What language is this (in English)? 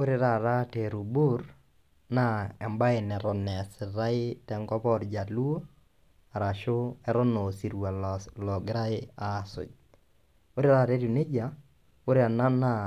Masai